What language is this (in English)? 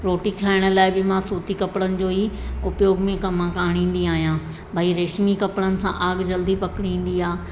Sindhi